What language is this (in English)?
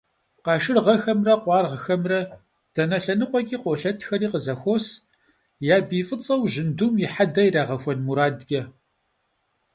Kabardian